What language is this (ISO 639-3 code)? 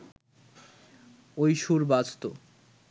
ben